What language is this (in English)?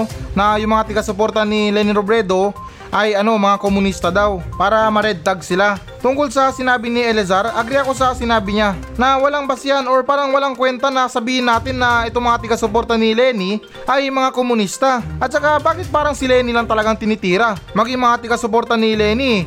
Filipino